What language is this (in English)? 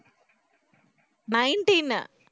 Tamil